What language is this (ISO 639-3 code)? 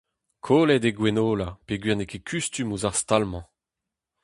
bre